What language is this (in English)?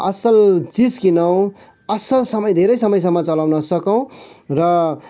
Nepali